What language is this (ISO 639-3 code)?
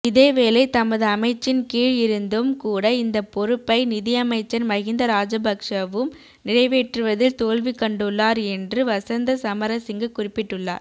tam